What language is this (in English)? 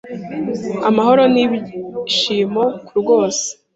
Kinyarwanda